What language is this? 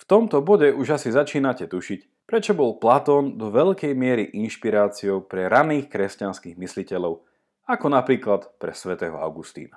Slovak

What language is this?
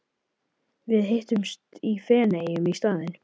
Icelandic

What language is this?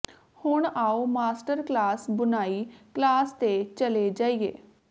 Punjabi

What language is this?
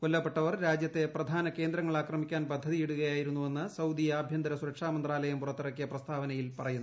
Malayalam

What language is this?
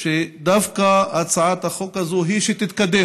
Hebrew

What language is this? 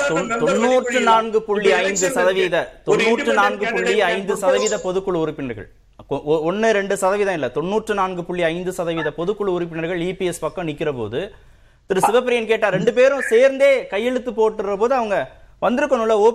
Tamil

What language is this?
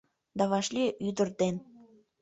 Mari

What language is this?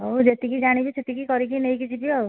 Odia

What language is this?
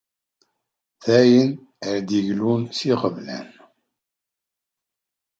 Kabyle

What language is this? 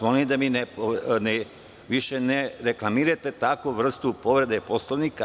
Serbian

